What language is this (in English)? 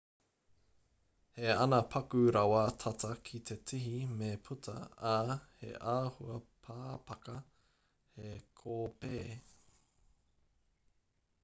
Māori